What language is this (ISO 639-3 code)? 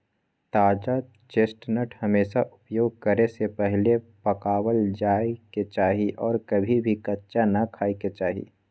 mag